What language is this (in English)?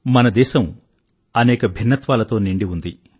Telugu